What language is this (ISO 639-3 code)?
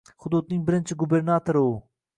uzb